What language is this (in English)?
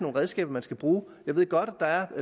Danish